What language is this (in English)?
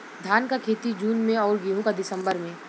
Bhojpuri